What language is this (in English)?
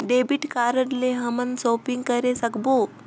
Chhattisgarhi